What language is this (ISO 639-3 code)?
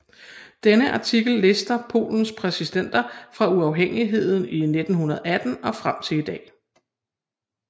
dan